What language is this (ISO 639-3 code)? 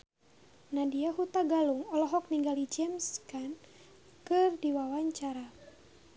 sun